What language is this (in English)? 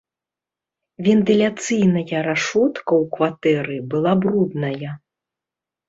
Belarusian